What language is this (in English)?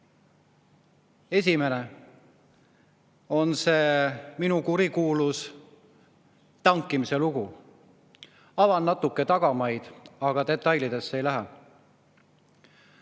Estonian